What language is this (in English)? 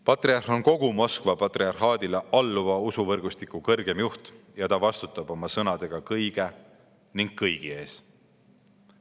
Estonian